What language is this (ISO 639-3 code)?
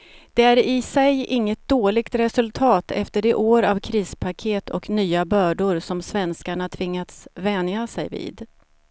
swe